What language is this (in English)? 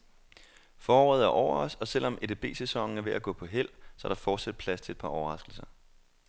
Danish